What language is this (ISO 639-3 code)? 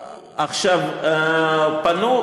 heb